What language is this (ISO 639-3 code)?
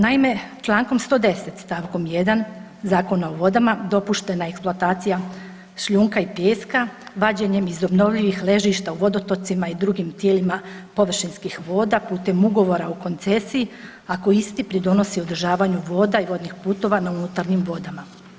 hrv